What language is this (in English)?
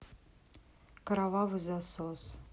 Russian